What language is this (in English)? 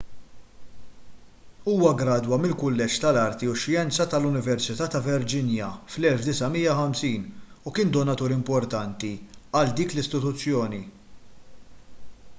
Maltese